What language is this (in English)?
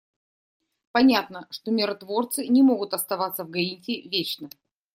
Russian